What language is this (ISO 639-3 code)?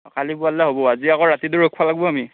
asm